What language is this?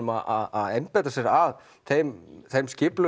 Icelandic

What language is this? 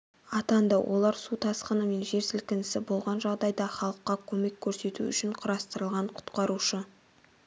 Kazakh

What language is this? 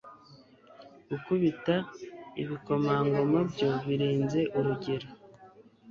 Kinyarwanda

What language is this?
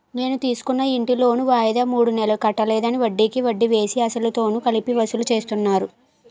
Telugu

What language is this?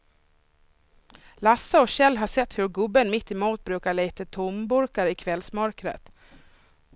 Swedish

